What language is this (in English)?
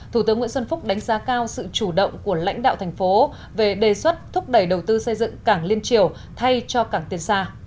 Vietnamese